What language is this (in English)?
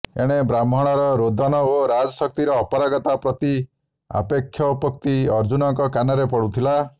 Odia